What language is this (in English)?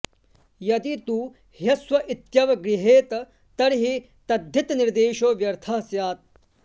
Sanskrit